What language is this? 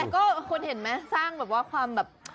Thai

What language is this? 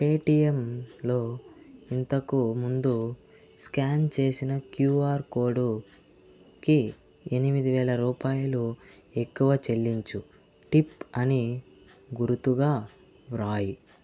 Telugu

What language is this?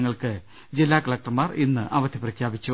Malayalam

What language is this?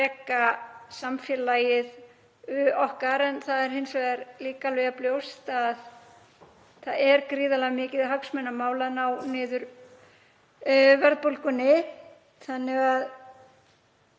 Icelandic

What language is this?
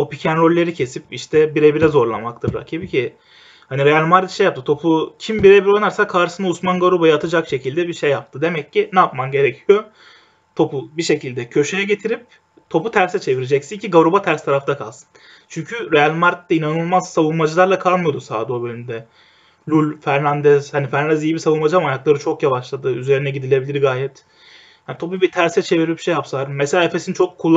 Turkish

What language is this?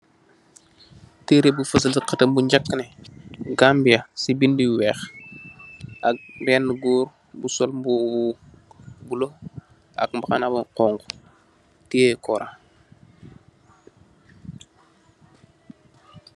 Wolof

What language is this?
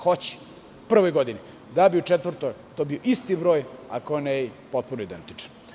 Serbian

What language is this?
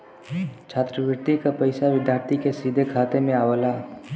Bhojpuri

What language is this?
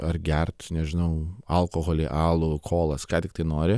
Lithuanian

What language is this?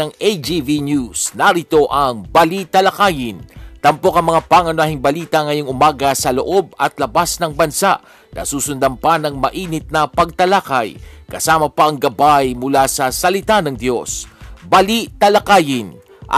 Filipino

